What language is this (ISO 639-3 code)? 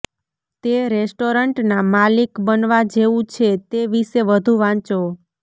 guj